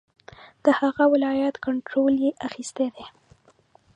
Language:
Pashto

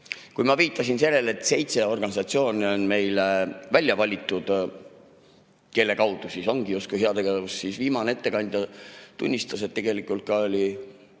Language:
Estonian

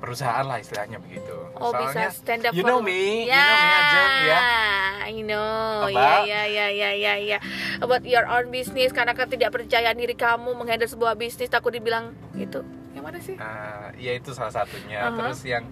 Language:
Indonesian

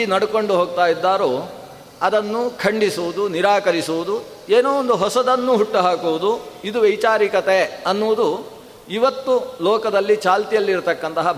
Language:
Kannada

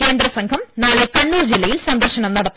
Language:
Malayalam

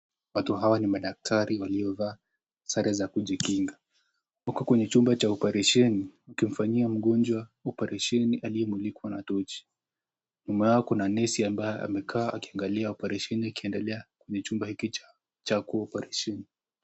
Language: Swahili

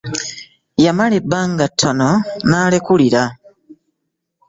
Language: Ganda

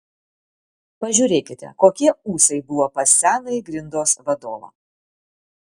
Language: Lithuanian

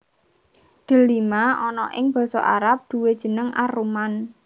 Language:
Javanese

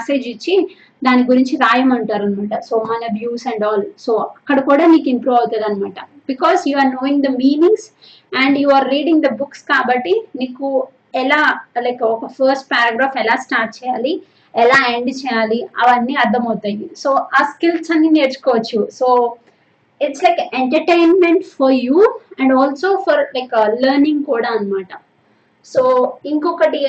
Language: Telugu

